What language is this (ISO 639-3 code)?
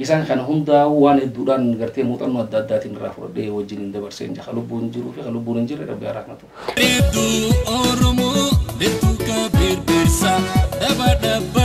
ara